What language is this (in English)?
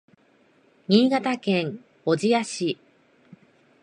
Japanese